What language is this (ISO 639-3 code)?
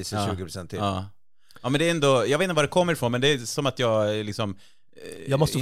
swe